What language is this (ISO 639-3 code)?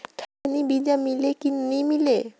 hne